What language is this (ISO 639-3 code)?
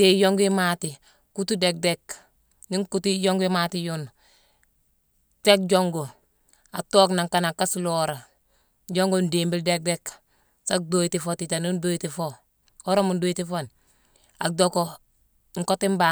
msw